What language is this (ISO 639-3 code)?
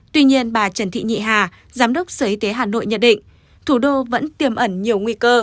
vie